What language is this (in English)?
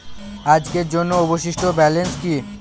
Bangla